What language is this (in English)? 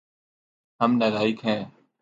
Urdu